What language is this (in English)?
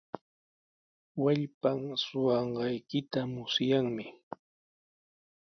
Sihuas Ancash Quechua